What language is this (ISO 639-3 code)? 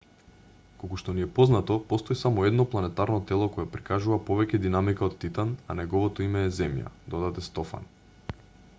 mkd